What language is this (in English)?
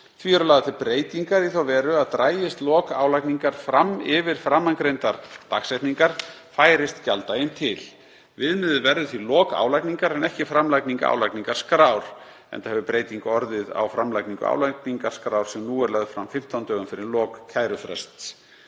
Icelandic